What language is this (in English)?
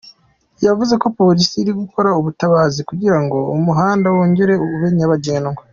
Kinyarwanda